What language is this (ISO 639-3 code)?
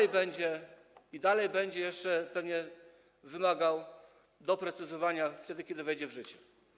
pol